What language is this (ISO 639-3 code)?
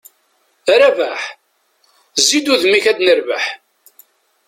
kab